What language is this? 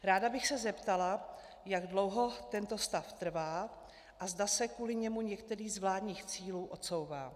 Czech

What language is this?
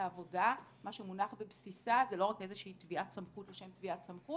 Hebrew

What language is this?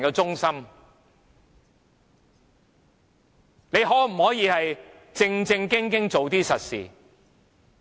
Cantonese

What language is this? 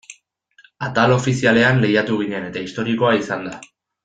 Basque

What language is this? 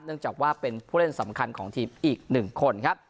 Thai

